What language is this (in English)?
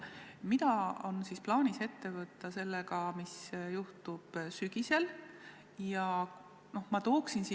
Estonian